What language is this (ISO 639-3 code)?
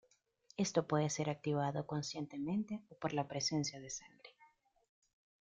spa